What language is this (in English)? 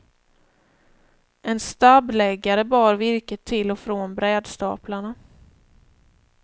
Swedish